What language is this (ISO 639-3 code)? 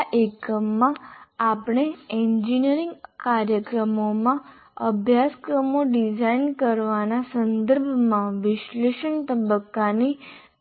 guj